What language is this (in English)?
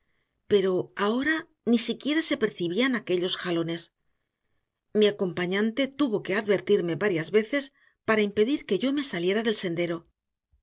Spanish